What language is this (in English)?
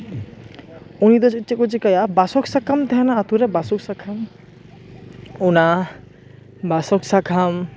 Santali